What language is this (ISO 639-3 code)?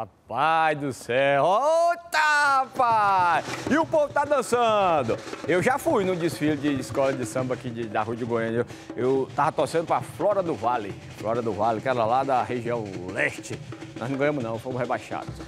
por